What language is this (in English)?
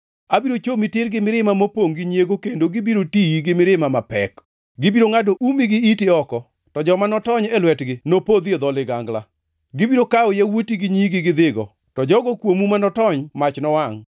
Luo (Kenya and Tanzania)